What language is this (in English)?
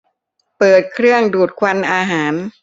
Thai